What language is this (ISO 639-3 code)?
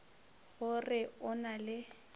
nso